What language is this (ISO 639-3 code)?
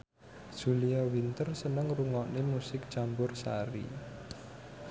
jav